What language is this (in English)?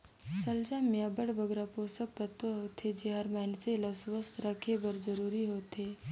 Chhattisgarhi